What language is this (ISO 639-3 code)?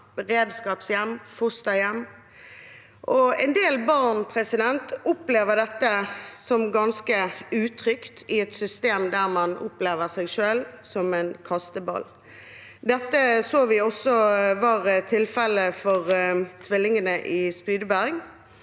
nor